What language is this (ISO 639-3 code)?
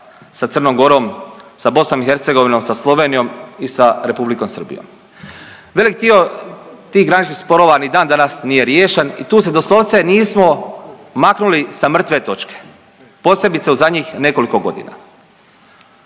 hrv